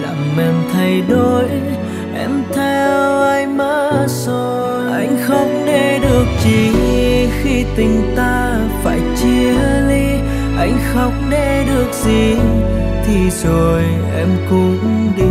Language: Vietnamese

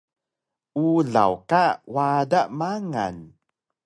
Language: Taroko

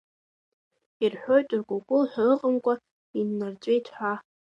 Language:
Abkhazian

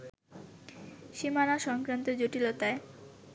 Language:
Bangla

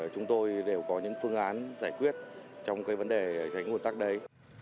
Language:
Vietnamese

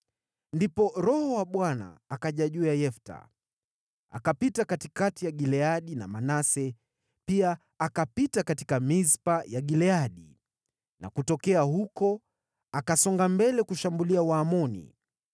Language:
Swahili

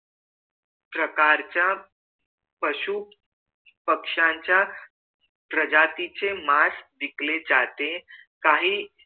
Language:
Marathi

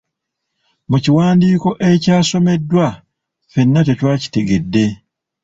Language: Ganda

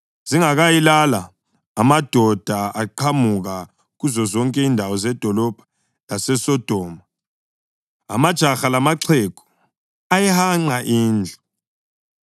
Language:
North Ndebele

